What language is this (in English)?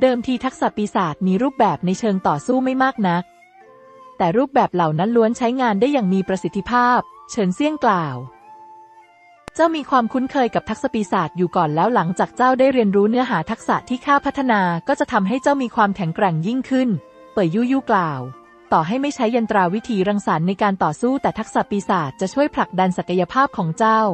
Thai